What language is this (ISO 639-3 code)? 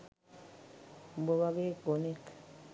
sin